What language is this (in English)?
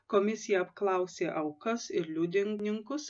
Lithuanian